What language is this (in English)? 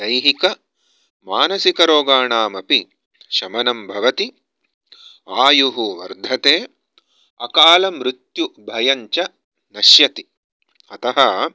Sanskrit